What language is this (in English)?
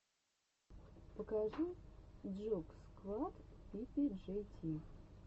Russian